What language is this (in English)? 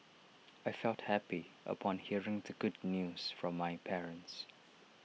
English